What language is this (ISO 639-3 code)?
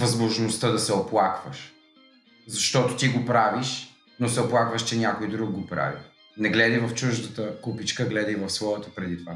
bul